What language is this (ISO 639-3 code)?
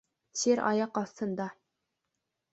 bak